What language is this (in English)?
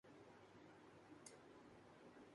Urdu